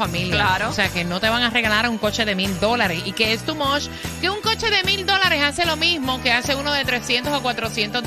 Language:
Spanish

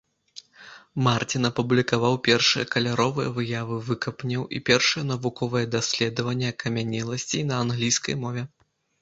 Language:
Belarusian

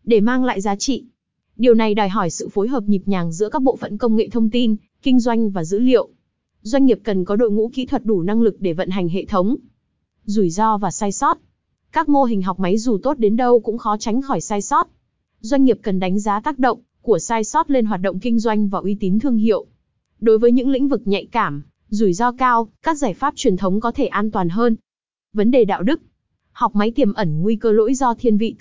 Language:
Vietnamese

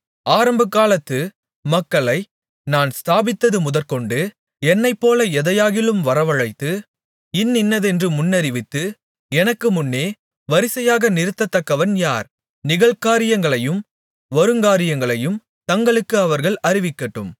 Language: Tamil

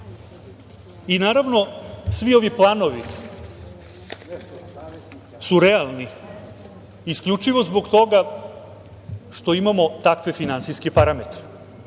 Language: Serbian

